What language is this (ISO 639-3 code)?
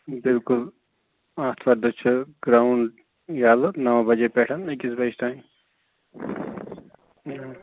kas